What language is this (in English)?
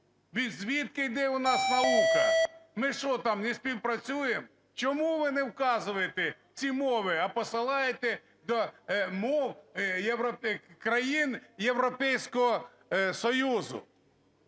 Ukrainian